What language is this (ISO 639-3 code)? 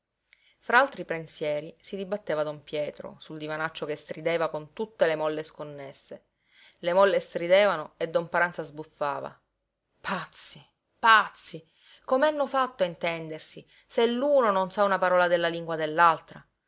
ita